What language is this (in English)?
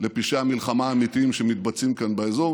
Hebrew